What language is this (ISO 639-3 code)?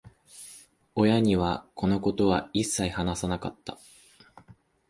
jpn